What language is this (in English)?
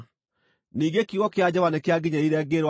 Kikuyu